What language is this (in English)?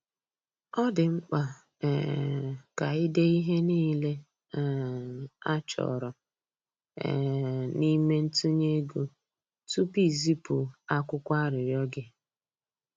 Igbo